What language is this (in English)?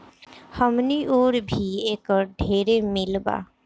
Bhojpuri